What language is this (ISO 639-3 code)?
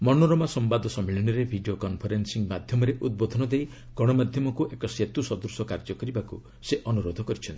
ori